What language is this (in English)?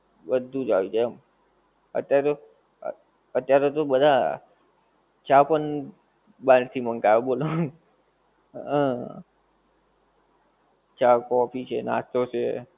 Gujarati